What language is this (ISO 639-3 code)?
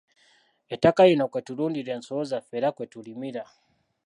lug